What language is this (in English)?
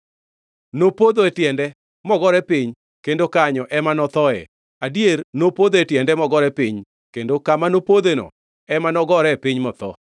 Luo (Kenya and Tanzania)